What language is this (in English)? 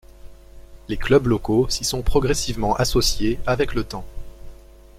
French